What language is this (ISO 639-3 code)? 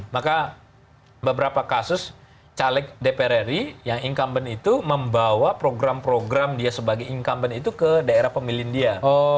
ind